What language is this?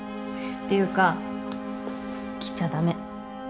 Japanese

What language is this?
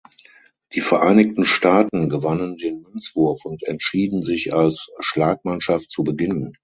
German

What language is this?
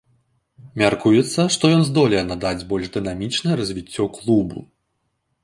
Belarusian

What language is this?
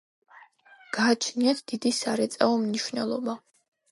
Georgian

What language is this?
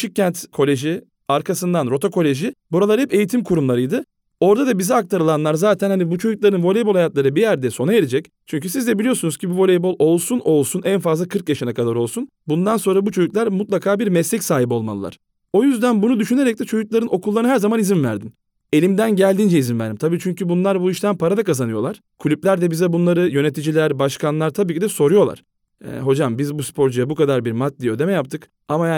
Turkish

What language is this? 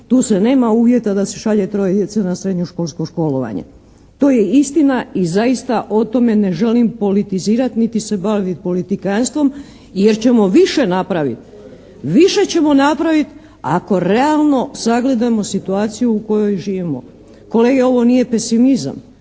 Croatian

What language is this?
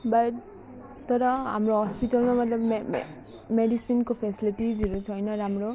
Nepali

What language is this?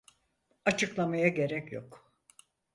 Turkish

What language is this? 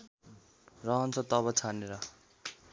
Nepali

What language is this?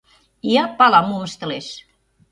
Mari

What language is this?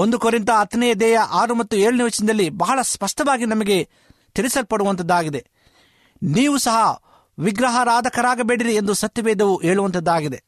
Kannada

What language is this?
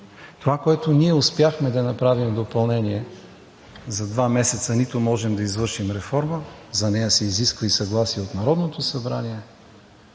Bulgarian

